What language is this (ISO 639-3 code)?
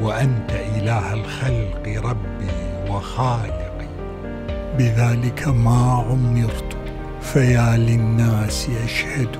ara